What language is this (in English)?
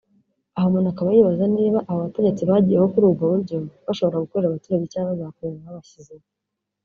Kinyarwanda